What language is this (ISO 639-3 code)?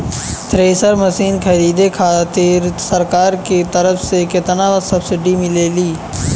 bho